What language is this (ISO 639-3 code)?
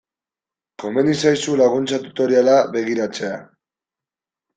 eus